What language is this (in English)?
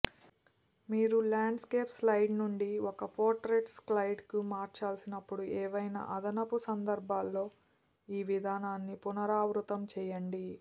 Telugu